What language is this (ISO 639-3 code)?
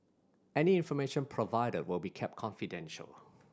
eng